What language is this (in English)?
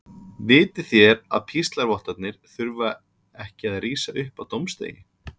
Icelandic